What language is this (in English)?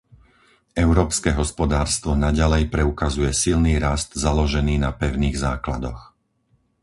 Slovak